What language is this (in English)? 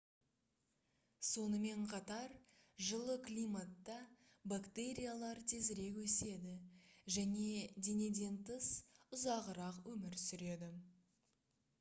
Kazakh